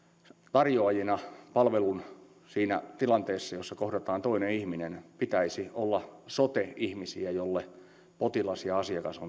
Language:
Finnish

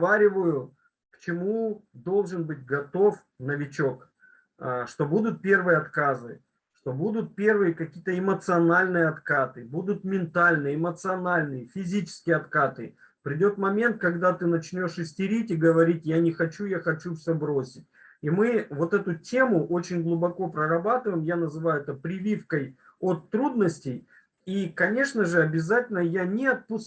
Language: Russian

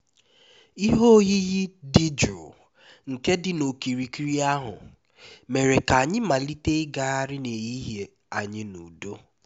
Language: Igbo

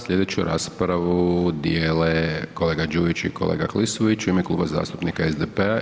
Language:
Croatian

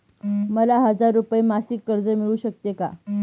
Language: Marathi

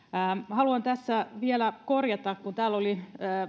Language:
Finnish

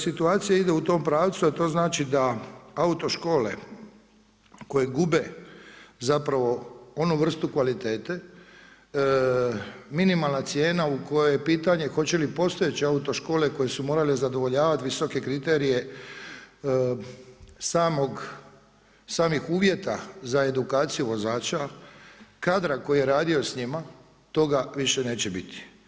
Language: Croatian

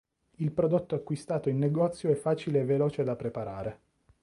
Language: Italian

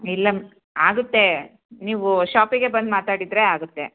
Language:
Kannada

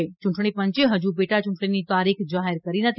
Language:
Gujarati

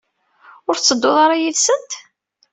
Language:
Kabyle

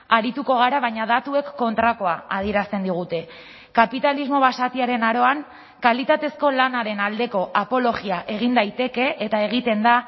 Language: Basque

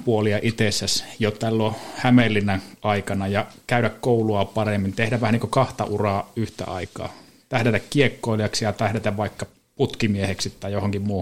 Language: Finnish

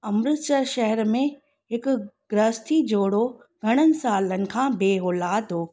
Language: Sindhi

